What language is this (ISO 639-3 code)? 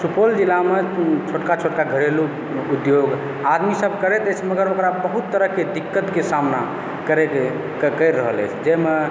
mai